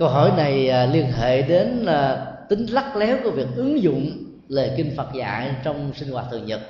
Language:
Vietnamese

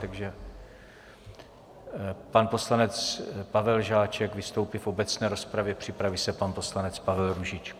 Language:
Czech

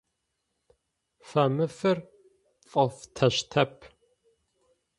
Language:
Adyghe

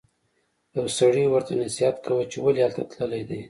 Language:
Pashto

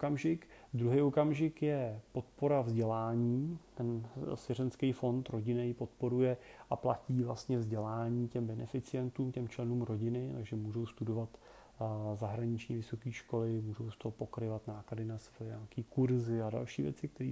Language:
Czech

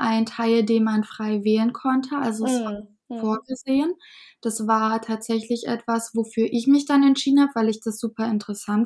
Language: German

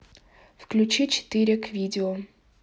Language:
Russian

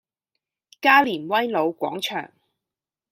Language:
Cantonese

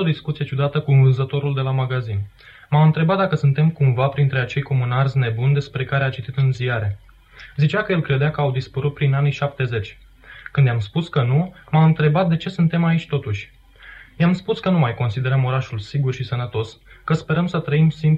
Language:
Romanian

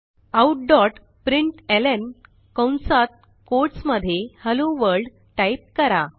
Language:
Marathi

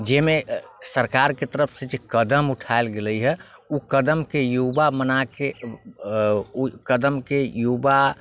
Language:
Maithili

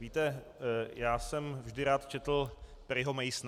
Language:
Czech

